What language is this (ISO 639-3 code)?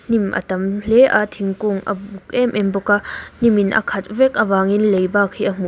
lus